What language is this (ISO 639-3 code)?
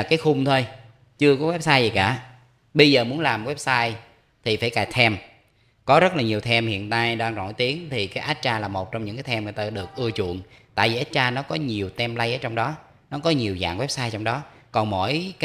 vie